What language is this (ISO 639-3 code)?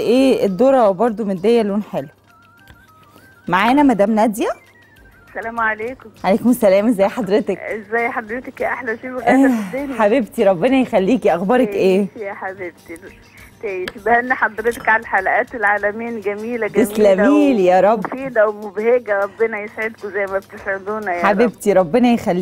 ara